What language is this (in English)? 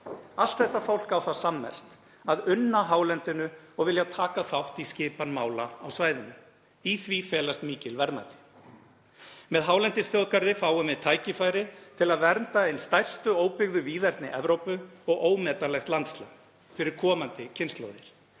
Icelandic